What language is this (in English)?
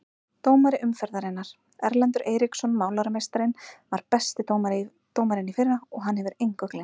Icelandic